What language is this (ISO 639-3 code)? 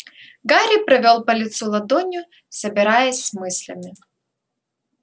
rus